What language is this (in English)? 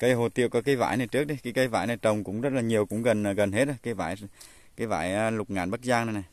Vietnamese